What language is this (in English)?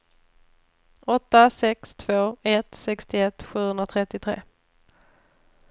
Swedish